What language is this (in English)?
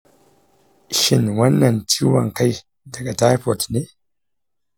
Hausa